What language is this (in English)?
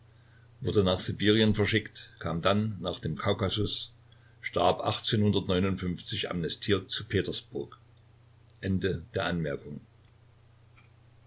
German